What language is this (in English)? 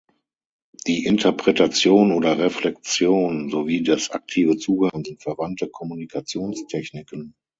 German